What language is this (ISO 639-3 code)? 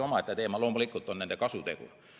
est